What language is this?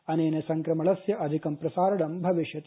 Sanskrit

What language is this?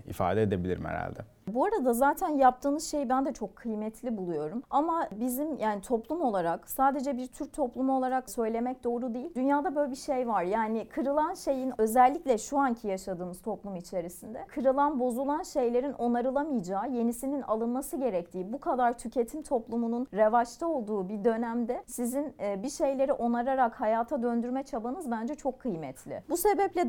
Turkish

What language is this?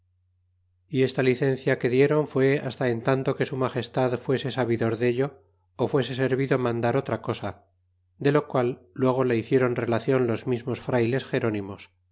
Spanish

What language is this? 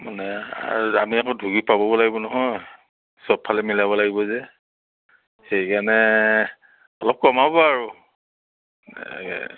Assamese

